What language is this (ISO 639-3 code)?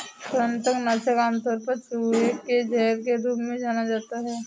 hin